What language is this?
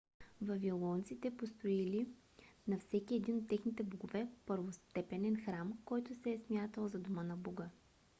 Bulgarian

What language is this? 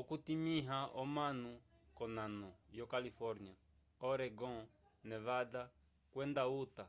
Umbundu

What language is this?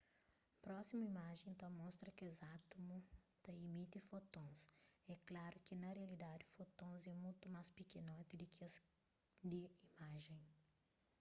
Kabuverdianu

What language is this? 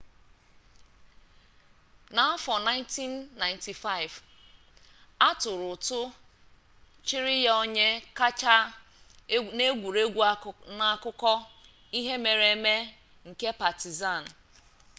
Igbo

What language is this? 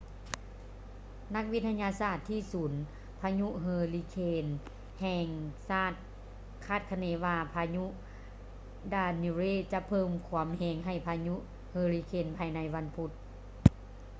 Lao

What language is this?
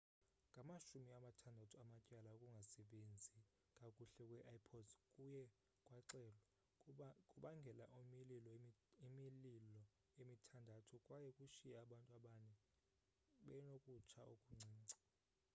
Xhosa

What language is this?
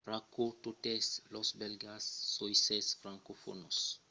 Occitan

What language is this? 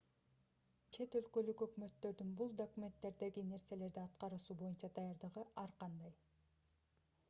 Kyrgyz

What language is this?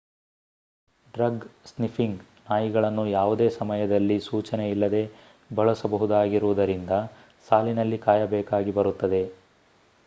Kannada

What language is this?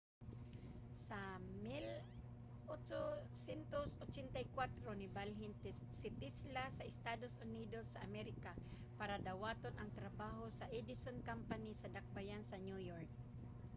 Cebuano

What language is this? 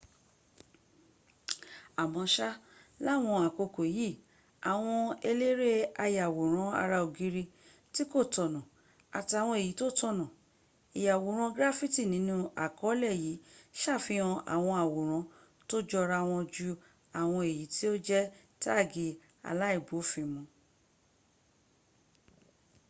Yoruba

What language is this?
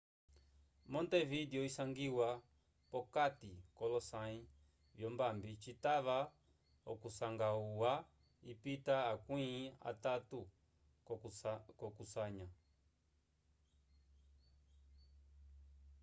Umbundu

